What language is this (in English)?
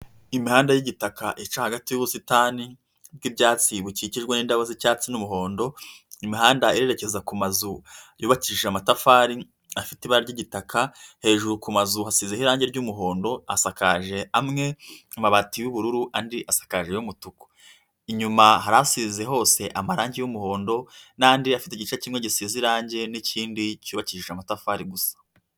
Kinyarwanda